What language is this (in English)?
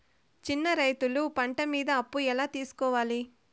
Telugu